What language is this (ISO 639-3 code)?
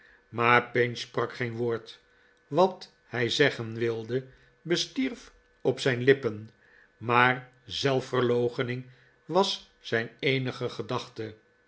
nld